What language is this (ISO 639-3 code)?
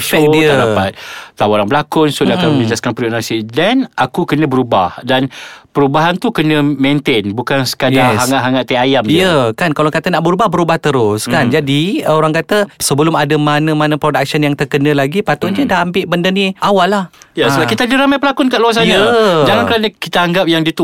msa